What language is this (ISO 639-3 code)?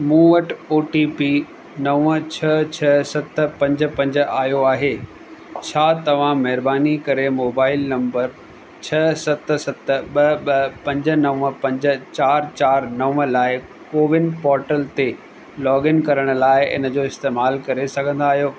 snd